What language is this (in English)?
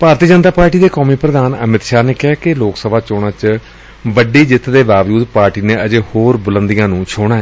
Punjabi